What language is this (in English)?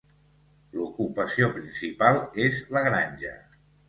Catalan